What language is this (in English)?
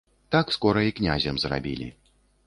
Belarusian